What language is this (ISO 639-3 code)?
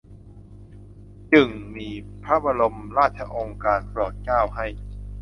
tha